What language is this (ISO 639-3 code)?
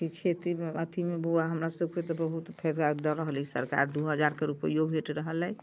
mai